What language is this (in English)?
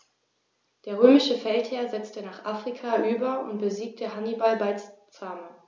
German